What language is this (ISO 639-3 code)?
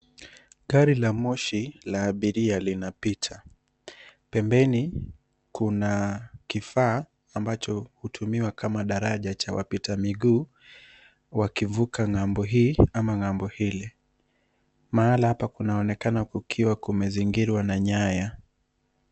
swa